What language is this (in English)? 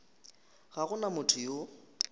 Northern Sotho